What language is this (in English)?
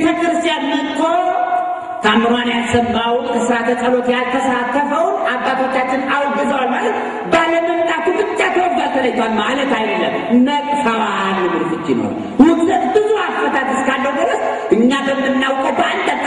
Arabic